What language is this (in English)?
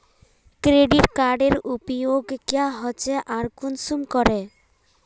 Magahi